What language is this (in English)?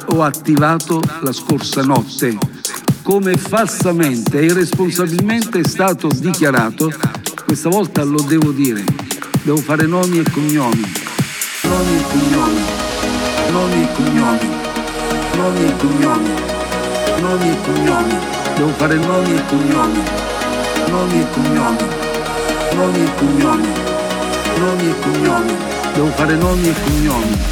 Italian